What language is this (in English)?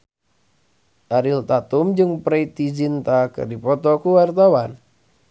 Sundanese